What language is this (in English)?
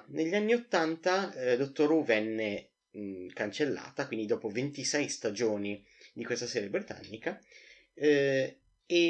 Italian